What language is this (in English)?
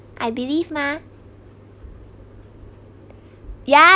English